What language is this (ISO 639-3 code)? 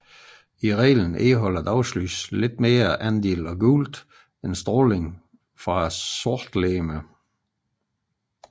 dan